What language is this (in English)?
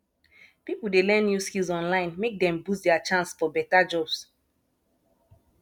Nigerian Pidgin